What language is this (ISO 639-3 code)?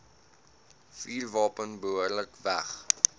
afr